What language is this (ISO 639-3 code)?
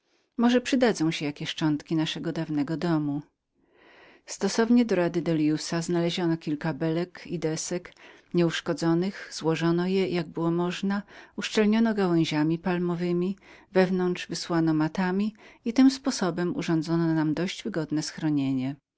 pol